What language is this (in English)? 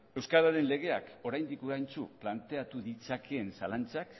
Basque